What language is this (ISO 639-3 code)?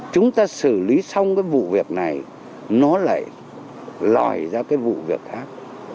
vie